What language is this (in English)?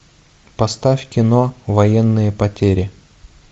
Russian